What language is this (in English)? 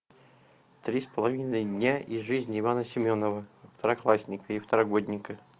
Russian